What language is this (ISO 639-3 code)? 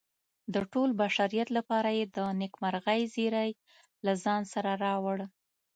pus